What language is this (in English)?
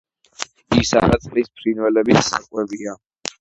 Georgian